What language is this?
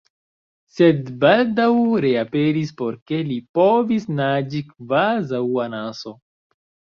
Esperanto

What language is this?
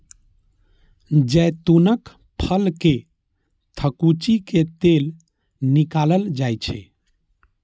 Maithili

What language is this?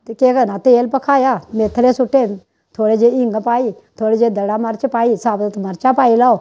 Dogri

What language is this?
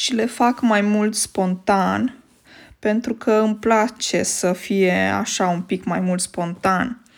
Romanian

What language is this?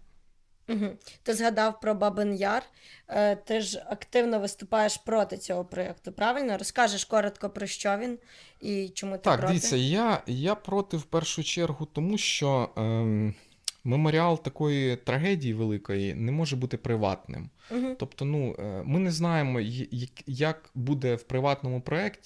Ukrainian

